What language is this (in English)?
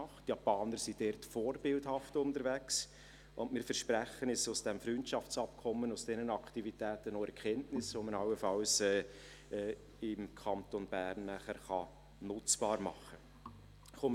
Swiss German